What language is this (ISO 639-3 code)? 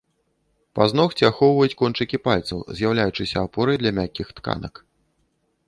bel